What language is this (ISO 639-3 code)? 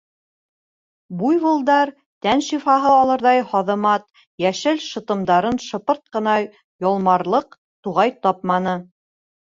bak